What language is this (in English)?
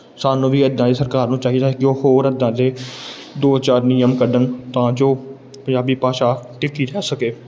Punjabi